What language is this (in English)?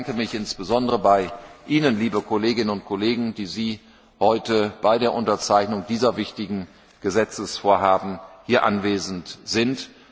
German